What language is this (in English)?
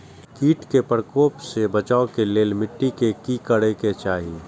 Maithili